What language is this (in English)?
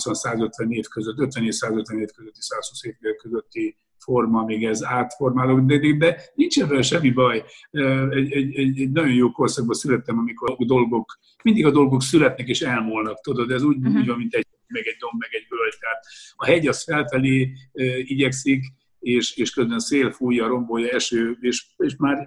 Hungarian